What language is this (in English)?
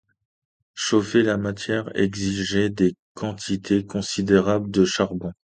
French